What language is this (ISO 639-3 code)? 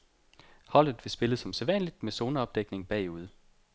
dan